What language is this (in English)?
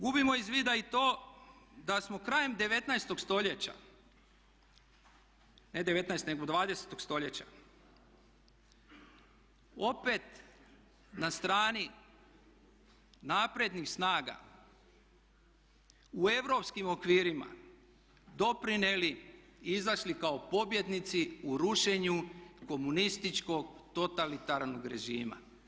Croatian